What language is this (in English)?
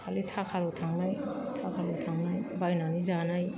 Bodo